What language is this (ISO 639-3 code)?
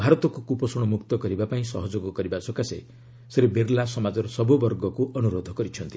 ori